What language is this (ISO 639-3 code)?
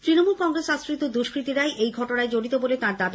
ben